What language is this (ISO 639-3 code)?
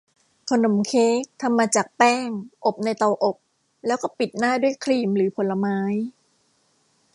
tha